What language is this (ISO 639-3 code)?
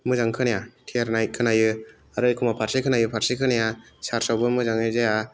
brx